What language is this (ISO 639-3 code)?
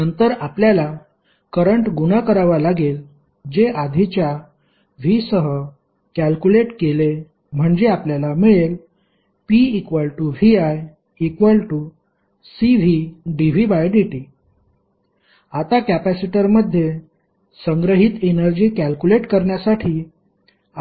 mar